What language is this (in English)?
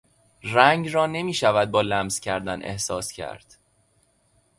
Persian